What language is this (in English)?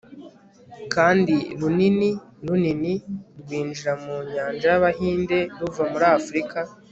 Kinyarwanda